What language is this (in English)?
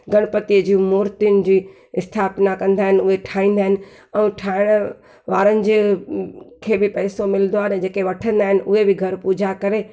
Sindhi